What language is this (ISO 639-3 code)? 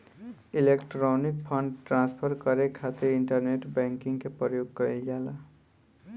bho